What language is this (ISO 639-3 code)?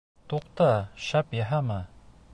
bak